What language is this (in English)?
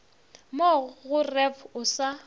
Northern Sotho